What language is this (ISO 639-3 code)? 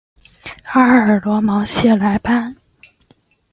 zho